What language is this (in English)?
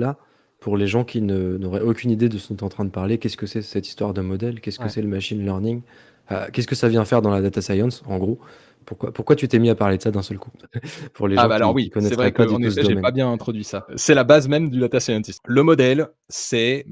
French